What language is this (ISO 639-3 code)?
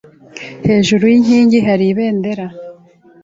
kin